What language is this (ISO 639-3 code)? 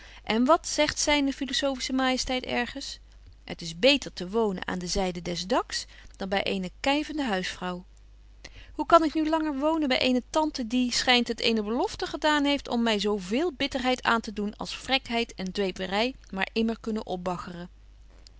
nld